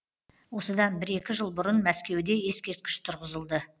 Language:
Kazakh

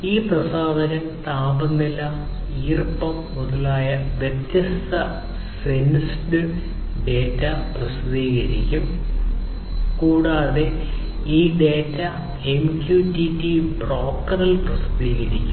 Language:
Malayalam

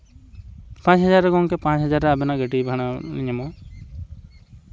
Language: Santali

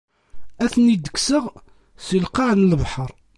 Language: Kabyle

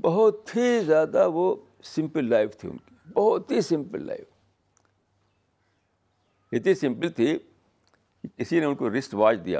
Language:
Urdu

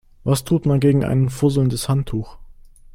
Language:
German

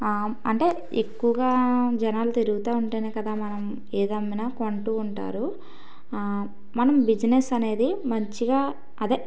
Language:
Telugu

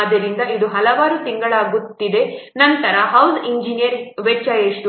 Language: Kannada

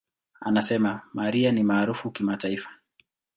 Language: Swahili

